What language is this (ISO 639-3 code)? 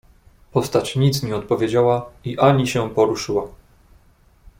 pol